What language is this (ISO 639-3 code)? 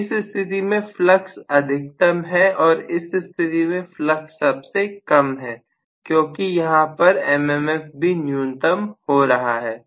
hin